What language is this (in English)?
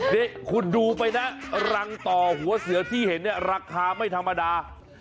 Thai